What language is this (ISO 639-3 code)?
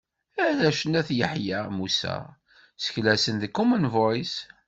kab